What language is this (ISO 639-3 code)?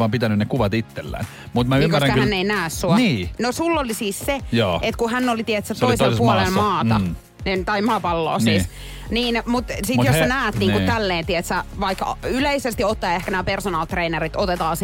fin